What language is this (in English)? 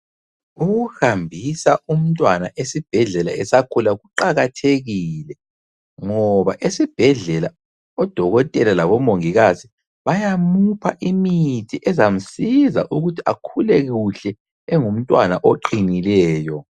North Ndebele